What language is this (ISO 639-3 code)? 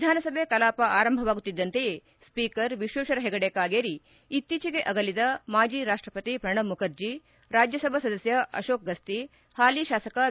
kan